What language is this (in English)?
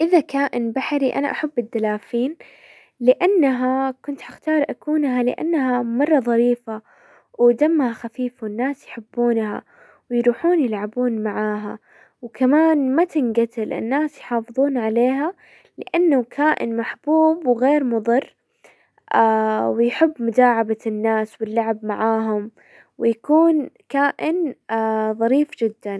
Hijazi Arabic